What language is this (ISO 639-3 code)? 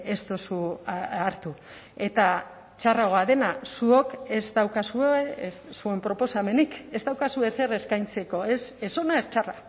eus